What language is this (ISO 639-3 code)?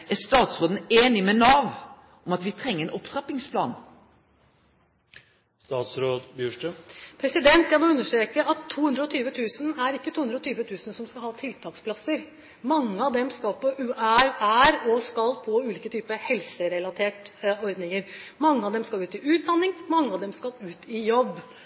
nor